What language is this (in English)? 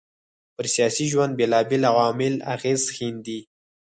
Pashto